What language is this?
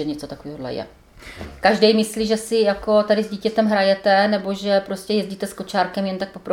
Czech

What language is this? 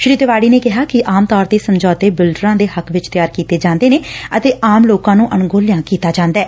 Punjabi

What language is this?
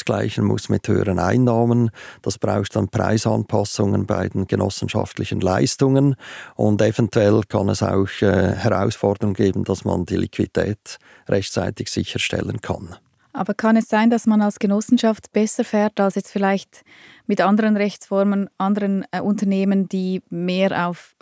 German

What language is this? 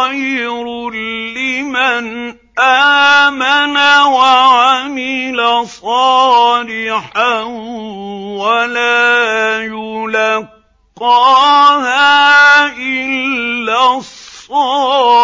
Arabic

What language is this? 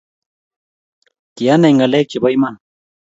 Kalenjin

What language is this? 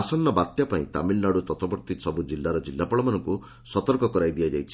Odia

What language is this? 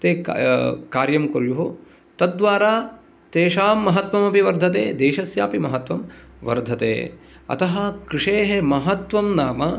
Sanskrit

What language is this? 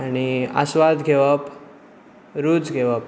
Konkani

